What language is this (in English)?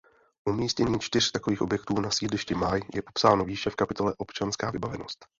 Czech